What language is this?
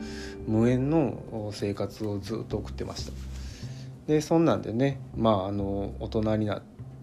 Japanese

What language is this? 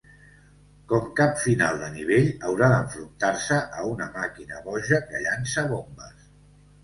Catalan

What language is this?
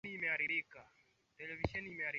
Swahili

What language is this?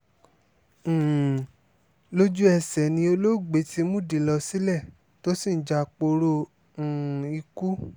Yoruba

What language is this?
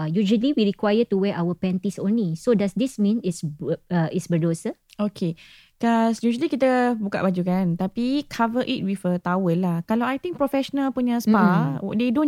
Malay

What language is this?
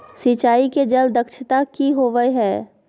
Magahi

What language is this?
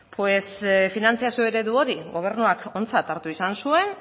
Basque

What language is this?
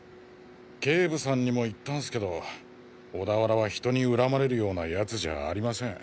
Japanese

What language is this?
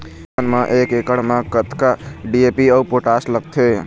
Chhattisgarhi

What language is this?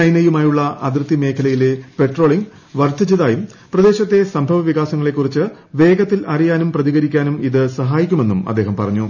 Malayalam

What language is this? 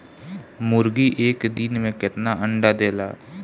Bhojpuri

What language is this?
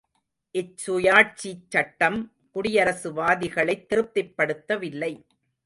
Tamil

